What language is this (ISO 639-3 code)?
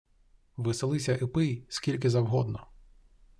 ukr